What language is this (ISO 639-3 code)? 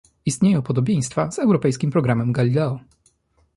pol